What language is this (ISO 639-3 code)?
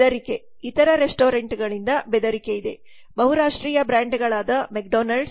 kan